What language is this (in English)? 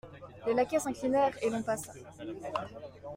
French